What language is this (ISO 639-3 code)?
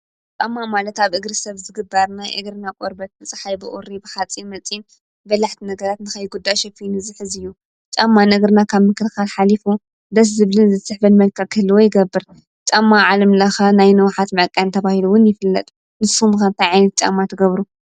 tir